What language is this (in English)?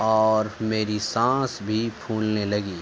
Urdu